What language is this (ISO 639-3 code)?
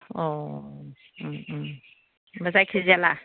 brx